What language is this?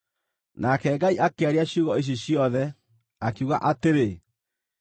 Kikuyu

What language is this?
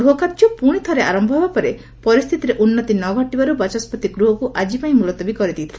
Odia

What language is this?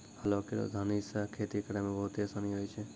Maithili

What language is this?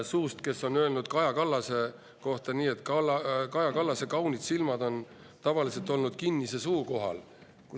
Estonian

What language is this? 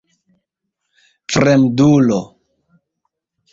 Esperanto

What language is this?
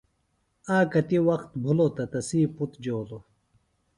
Phalura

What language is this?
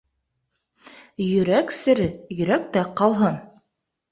Bashkir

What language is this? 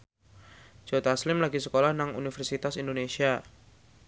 Javanese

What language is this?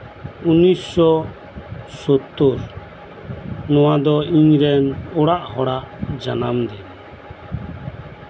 Santali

